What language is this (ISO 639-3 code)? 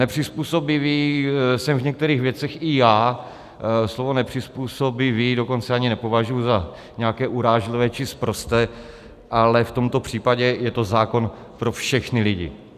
ces